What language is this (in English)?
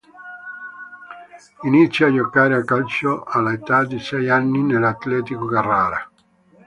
Italian